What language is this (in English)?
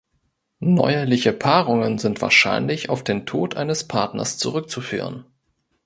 German